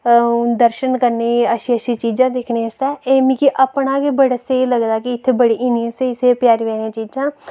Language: Dogri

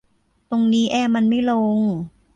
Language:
Thai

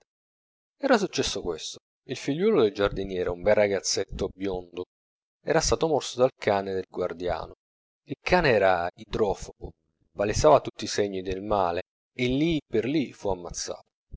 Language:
Italian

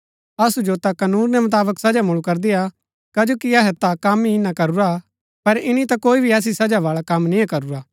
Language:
Gaddi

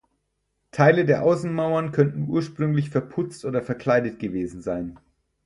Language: German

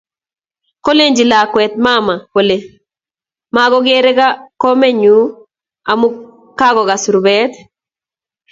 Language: Kalenjin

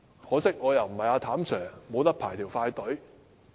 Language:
Cantonese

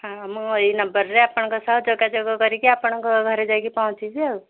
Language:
Odia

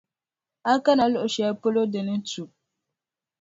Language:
Dagbani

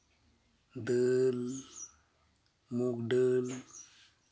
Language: Santali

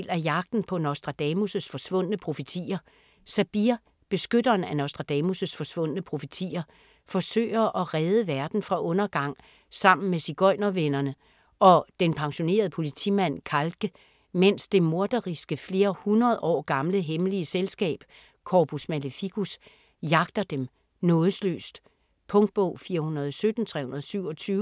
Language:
Danish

